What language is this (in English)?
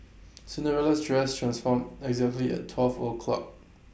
English